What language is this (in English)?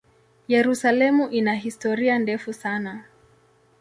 Swahili